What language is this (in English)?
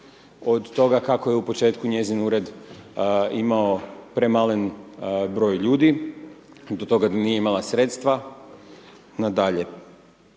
Croatian